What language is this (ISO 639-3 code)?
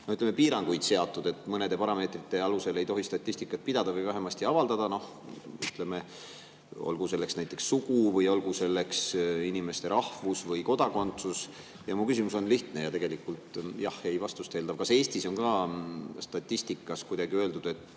est